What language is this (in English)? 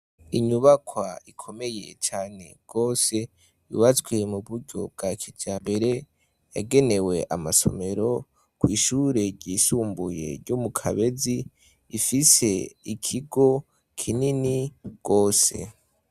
Rundi